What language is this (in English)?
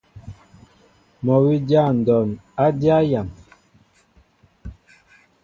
Mbo (Cameroon)